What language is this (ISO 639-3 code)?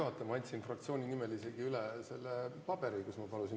est